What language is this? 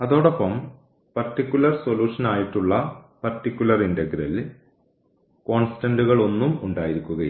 Malayalam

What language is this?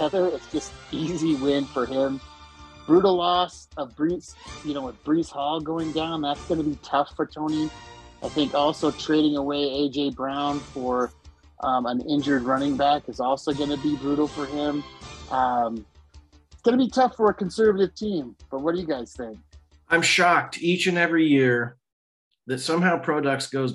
English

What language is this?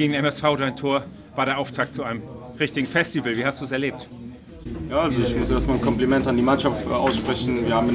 German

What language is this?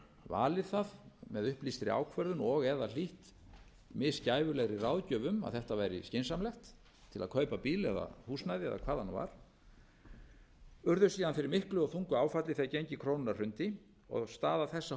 Icelandic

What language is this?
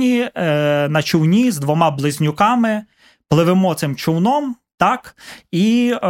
Ukrainian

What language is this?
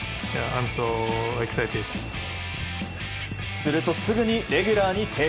Japanese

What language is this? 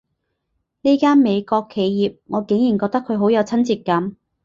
Cantonese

